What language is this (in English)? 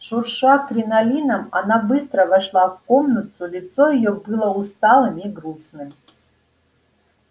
Russian